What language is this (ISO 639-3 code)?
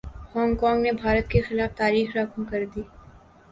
urd